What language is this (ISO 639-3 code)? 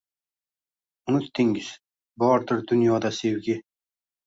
uzb